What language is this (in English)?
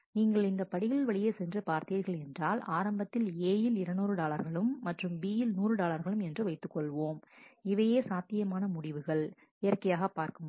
Tamil